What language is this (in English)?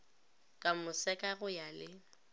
Northern Sotho